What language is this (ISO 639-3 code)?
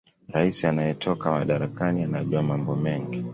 swa